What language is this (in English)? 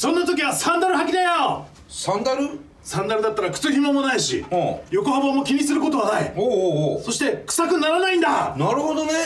Japanese